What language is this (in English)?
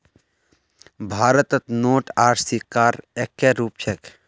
Magahi